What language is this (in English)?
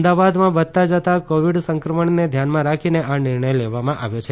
Gujarati